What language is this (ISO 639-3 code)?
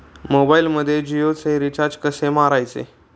mar